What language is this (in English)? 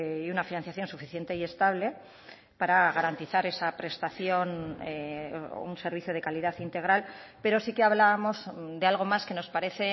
Spanish